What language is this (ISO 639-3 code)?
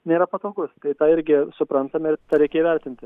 lit